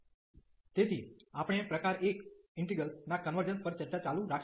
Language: Gujarati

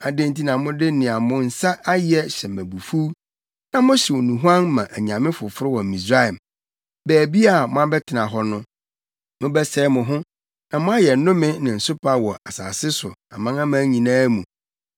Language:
Akan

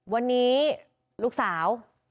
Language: Thai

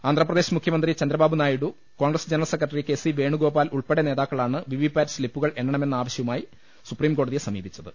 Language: Malayalam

